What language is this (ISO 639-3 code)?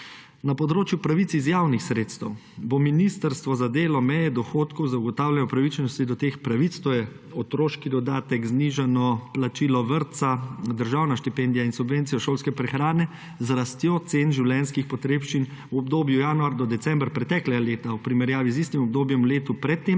slv